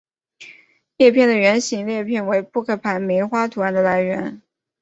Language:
Chinese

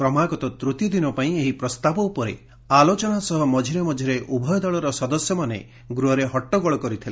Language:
Odia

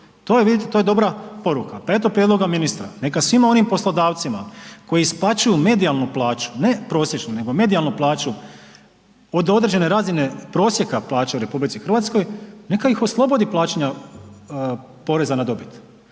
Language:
Croatian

